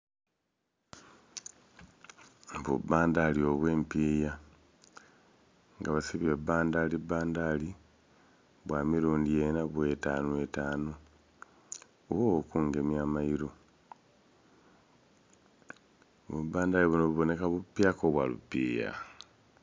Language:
Soga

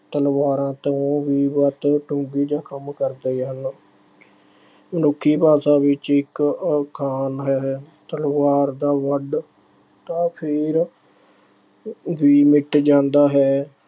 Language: Punjabi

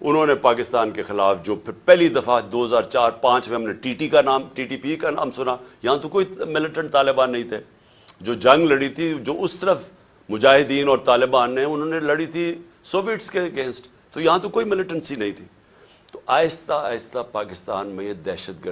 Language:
Urdu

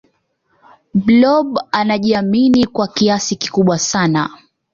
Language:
Swahili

